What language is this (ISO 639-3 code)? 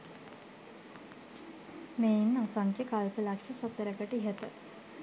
sin